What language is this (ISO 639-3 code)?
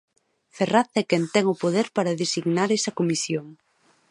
glg